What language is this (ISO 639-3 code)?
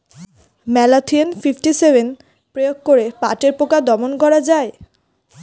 ben